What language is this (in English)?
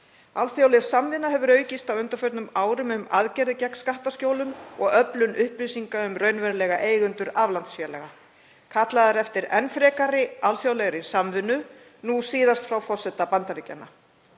Icelandic